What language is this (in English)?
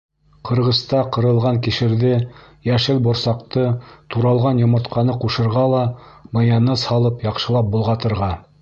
Bashkir